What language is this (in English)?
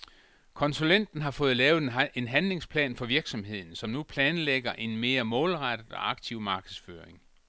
Danish